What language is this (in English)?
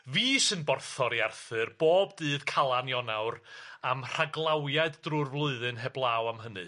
Welsh